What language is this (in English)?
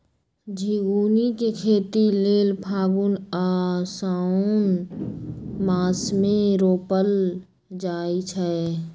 Magahi